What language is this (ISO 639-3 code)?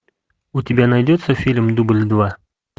rus